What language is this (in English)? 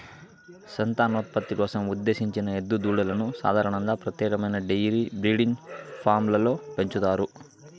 Telugu